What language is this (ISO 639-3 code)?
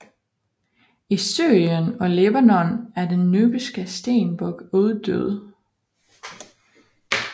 dan